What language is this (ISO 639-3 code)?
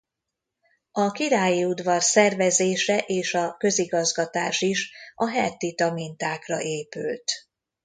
hun